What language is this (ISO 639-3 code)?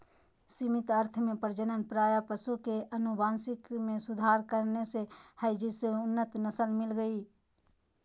mag